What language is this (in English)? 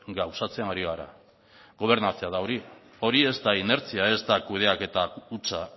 Basque